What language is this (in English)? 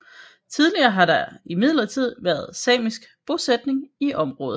Danish